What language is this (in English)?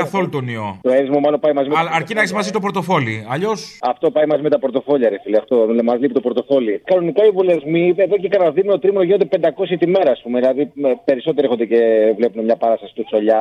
Greek